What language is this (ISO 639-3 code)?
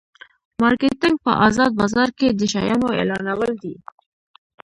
pus